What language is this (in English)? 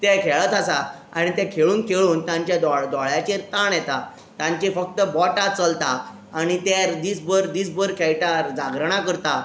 Konkani